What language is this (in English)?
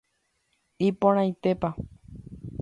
Guarani